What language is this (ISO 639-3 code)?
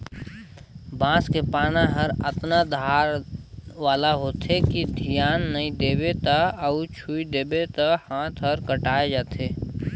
hne